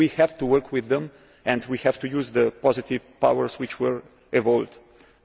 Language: English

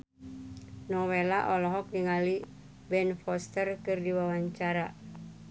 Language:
Sundanese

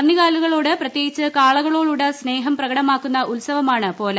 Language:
Malayalam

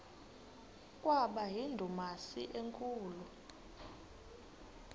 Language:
Xhosa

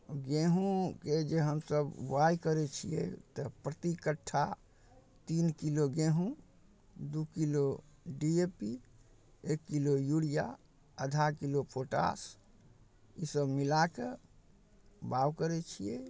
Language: Maithili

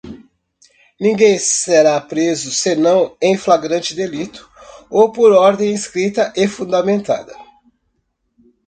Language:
Portuguese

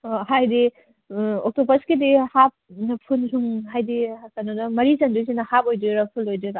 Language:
Manipuri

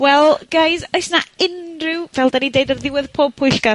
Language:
Welsh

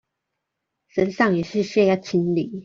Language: Chinese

